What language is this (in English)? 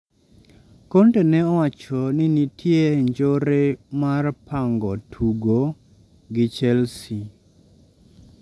Luo (Kenya and Tanzania)